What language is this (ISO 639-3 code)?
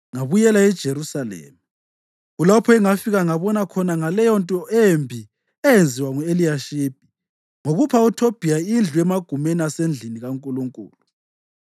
nde